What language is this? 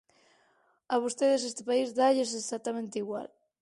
Galician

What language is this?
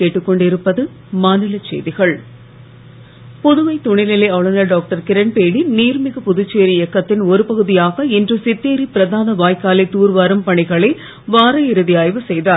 Tamil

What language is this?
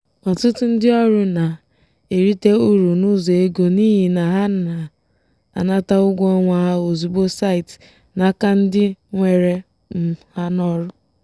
Igbo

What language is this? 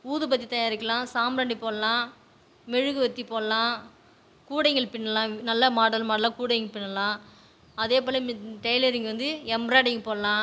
Tamil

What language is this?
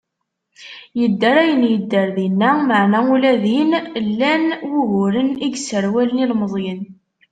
Kabyle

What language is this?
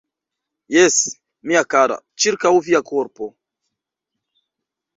Esperanto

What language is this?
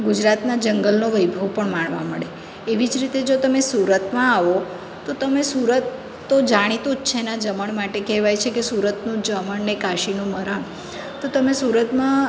Gujarati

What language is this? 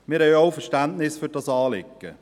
Swiss German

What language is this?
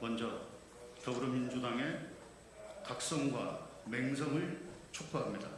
Korean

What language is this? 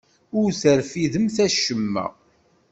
Kabyle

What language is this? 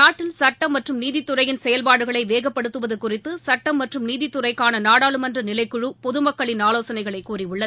Tamil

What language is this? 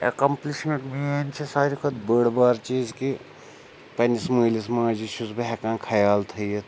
Kashmiri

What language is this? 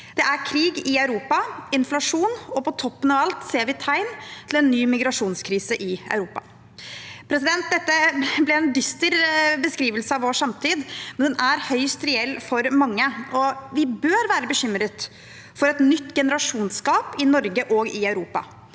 Norwegian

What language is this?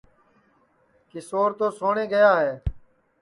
Sansi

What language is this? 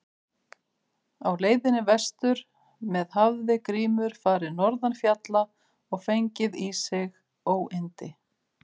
Icelandic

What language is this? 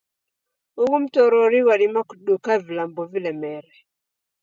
Taita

